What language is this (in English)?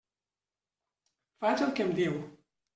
Catalan